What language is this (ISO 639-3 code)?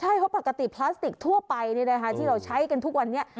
tha